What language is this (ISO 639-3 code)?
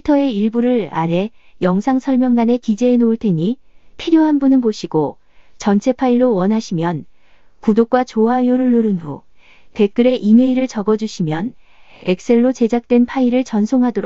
kor